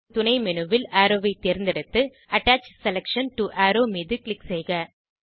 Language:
Tamil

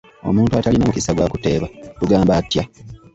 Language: Ganda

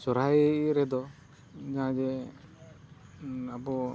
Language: Santali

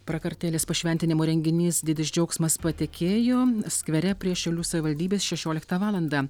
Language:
Lithuanian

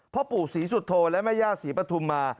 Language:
Thai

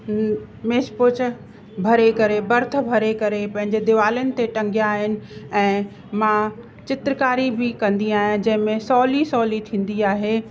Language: Sindhi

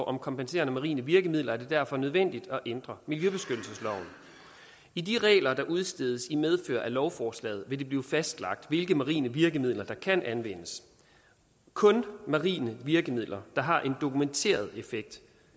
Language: Danish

